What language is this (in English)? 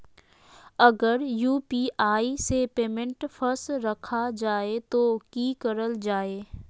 Magahi